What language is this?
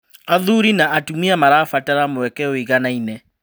Kikuyu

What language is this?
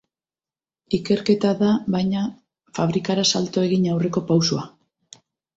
Basque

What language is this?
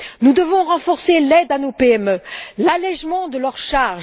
French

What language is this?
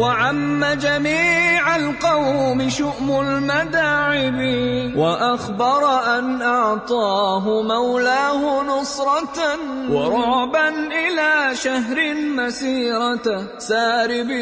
Arabic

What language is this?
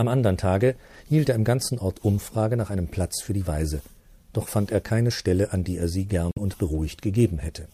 German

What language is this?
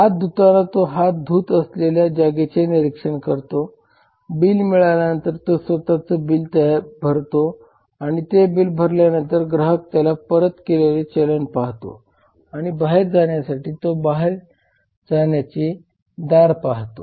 Marathi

